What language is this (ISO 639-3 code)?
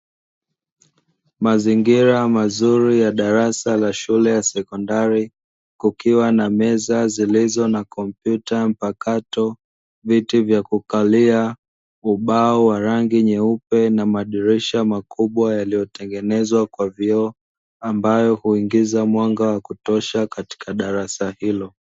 swa